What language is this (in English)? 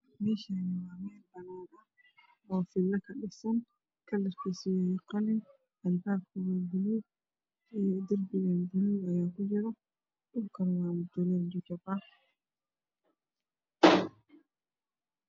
Somali